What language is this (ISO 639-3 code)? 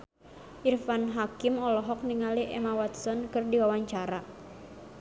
sun